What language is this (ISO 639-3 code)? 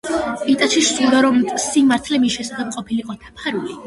kat